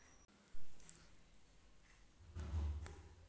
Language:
Kannada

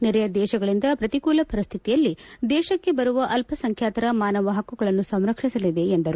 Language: Kannada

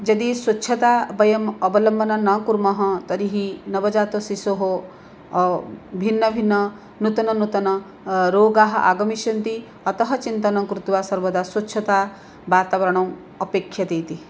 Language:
Sanskrit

